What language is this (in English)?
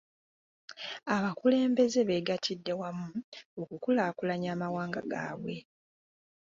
Ganda